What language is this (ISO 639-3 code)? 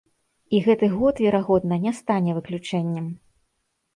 bel